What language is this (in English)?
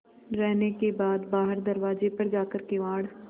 Hindi